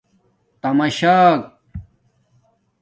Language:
Domaaki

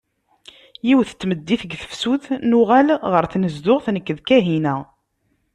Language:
Kabyle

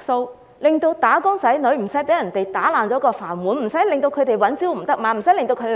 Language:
Cantonese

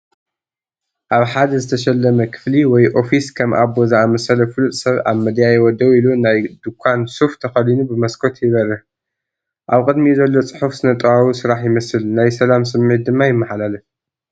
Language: Tigrinya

